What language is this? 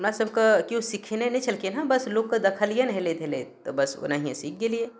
Maithili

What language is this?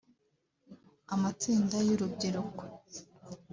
Kinyarwanda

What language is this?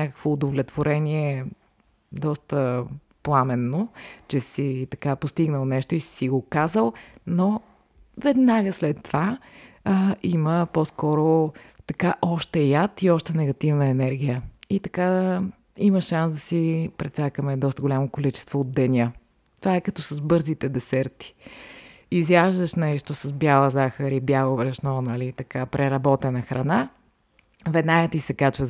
Bulgarian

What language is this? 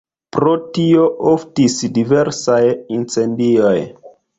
Esperanto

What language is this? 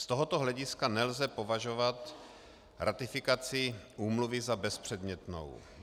Czech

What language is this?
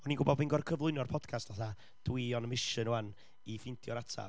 Welsh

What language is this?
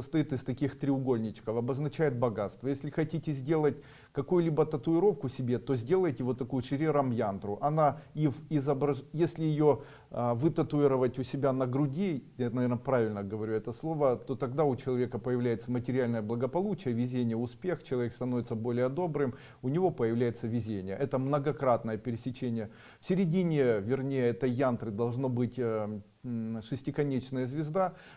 Russian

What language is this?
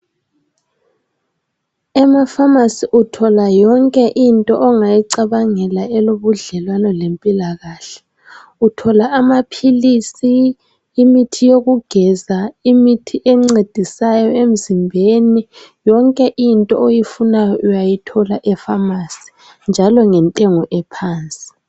North Ndebele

